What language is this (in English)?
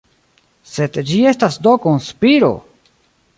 Esperanto